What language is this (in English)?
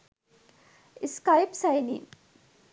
Sinhala